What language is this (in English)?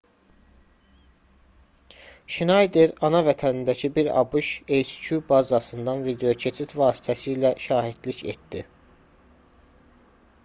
Azerbaijani